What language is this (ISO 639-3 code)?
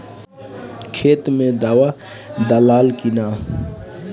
bho